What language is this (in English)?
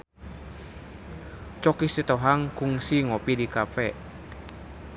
Sundanese